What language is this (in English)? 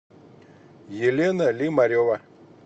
Russian